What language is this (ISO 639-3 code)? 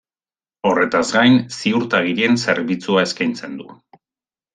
eus